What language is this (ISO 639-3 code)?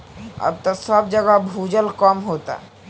bho